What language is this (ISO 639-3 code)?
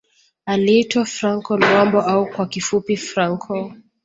swa